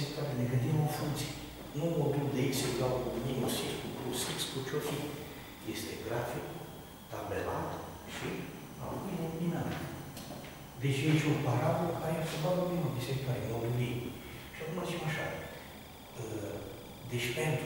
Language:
Romanian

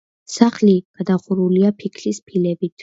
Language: Georgian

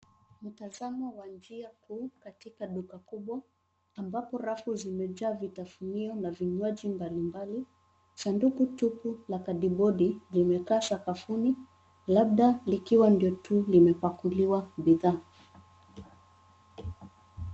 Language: Swahili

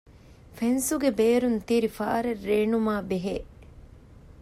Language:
Divehi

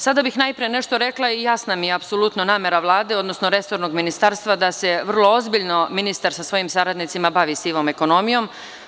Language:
Serbian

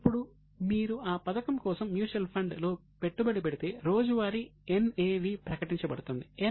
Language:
Telugu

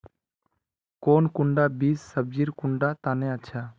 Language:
Magahi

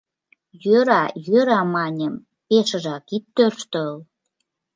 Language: Mari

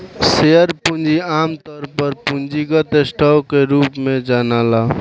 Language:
Bhojpuri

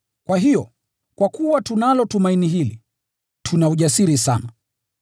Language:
Swahili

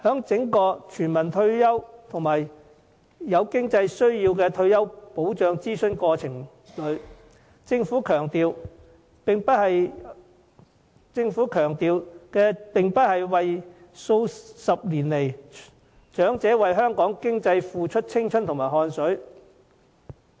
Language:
Cantonese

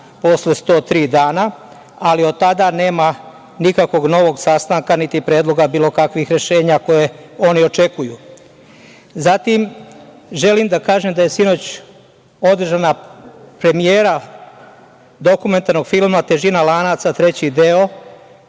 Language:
Serbian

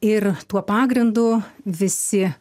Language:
Lithuanian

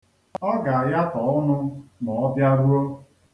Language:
Igbo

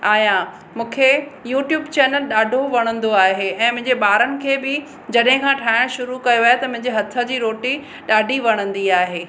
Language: Sindhi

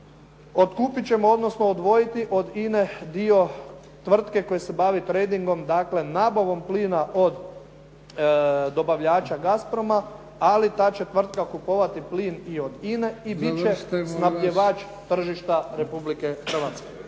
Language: Croatian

